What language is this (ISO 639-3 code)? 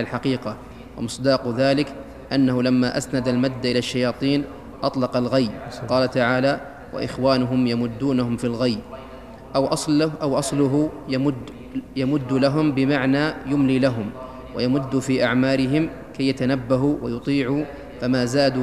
ara